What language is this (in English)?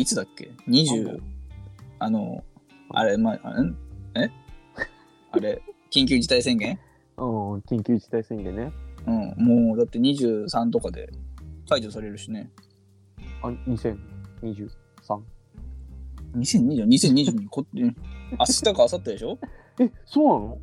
Japanese